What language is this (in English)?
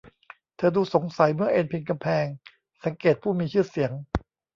Thai